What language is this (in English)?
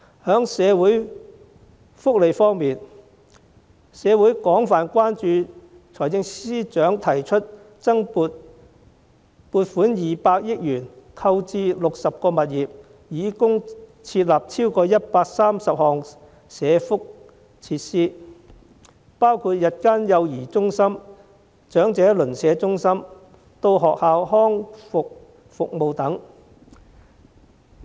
Cantonese